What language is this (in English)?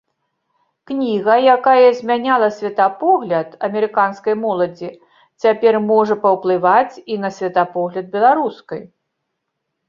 Belarusian